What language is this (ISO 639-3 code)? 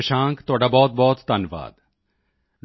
pan